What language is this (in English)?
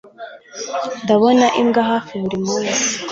Kinyarwanda